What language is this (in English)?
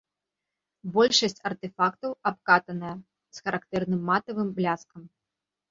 Belarusian